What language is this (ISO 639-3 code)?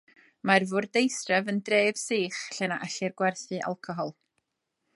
cym